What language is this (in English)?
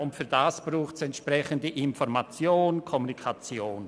Swiss German